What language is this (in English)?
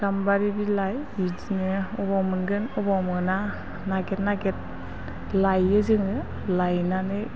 Bodo